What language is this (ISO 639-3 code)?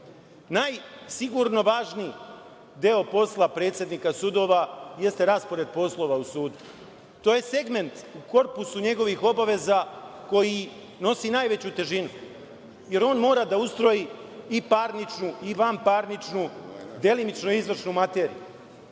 srp